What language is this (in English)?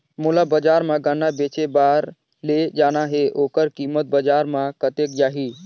Chhattisgarhi